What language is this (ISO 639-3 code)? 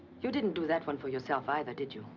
eng